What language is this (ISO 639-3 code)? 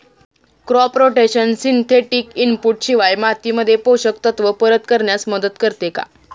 mar